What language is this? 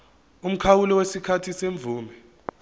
Zulu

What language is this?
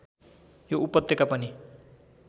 Nepali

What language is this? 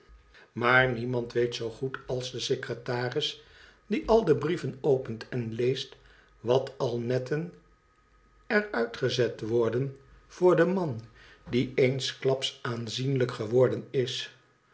Dutch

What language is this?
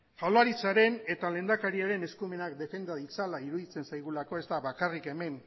Basque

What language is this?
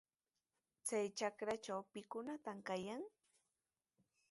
Sihuas Ancash Quechua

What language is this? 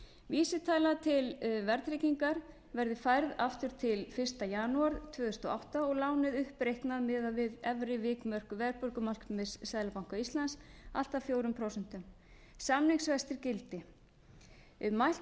Icelandic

